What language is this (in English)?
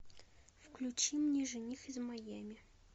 Russian